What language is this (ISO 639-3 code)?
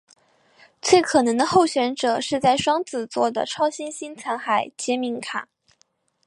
zho